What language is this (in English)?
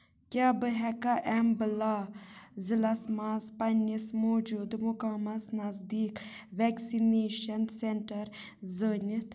Kashmiri